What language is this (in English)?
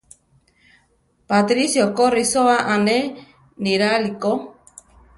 Central Tarahumara